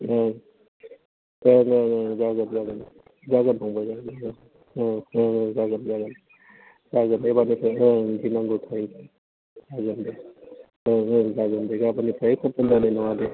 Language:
Bodo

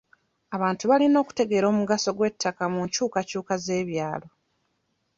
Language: Ganda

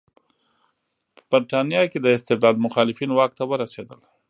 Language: Pashto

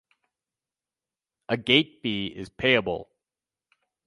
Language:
English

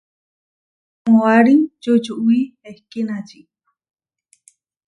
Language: Huarijio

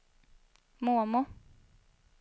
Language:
Swedish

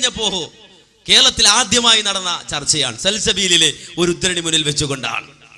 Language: Malayalam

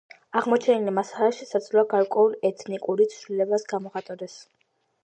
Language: Georgian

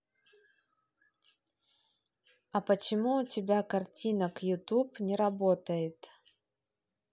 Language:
Russian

